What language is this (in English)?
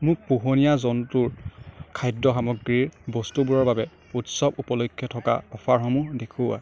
Assamese